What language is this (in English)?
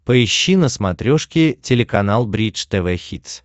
Russian